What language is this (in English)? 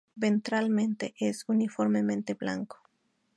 Spanish